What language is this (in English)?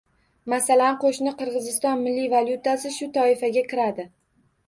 Uzbek